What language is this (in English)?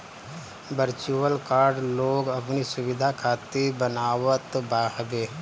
Bhojpuri